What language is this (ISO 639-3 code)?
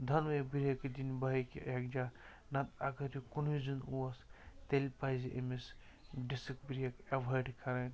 kas